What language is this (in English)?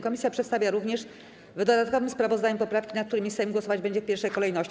Polish